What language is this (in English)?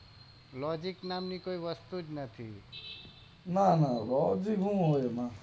Gujarati